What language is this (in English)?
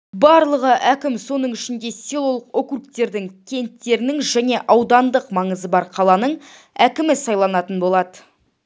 Kazakh